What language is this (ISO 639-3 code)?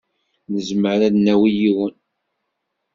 kab